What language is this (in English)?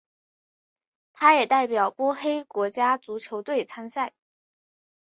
Chinese